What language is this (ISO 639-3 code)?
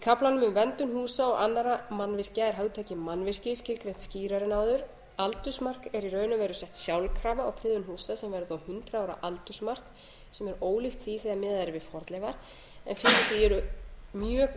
isl